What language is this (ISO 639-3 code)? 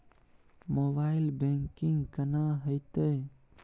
mai